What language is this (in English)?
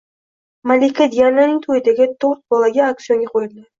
Uzbek